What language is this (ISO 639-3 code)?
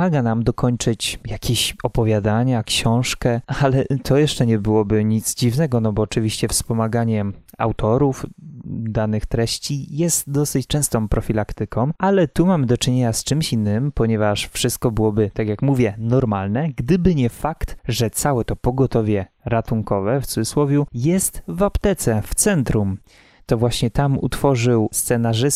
pol